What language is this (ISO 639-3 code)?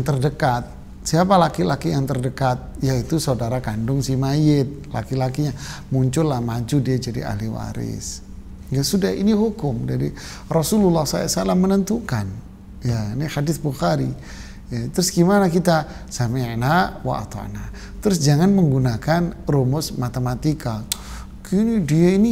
ind